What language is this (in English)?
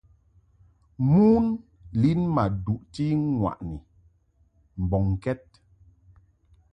Mungaka